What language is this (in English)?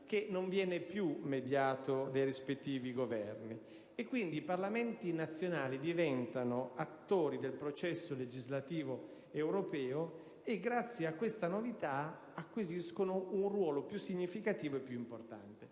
Italian